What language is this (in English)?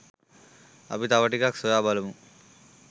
Sinhala